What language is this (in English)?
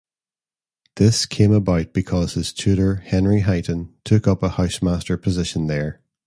English